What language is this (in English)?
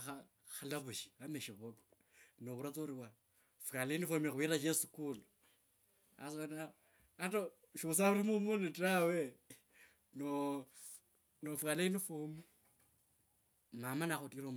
Kabras